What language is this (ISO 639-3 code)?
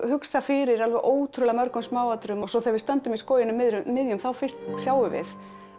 isl